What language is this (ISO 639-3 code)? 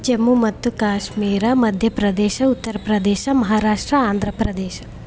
kan